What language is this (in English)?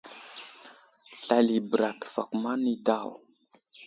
Wuzlam